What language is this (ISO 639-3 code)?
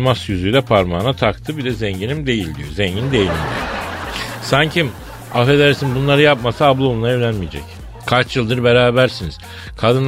tur